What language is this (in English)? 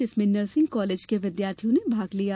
Hindi